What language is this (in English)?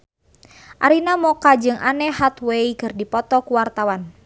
Sundanese